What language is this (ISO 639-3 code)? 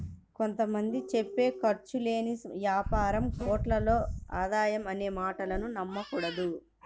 tel